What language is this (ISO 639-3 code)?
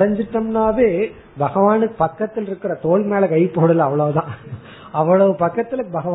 tam